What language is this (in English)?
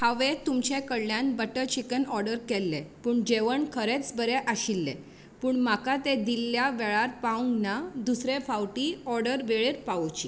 Konkani